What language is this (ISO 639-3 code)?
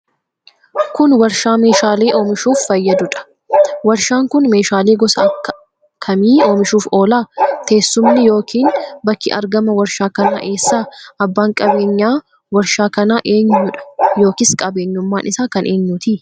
orm